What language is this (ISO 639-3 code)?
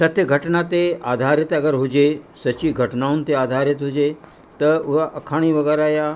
snd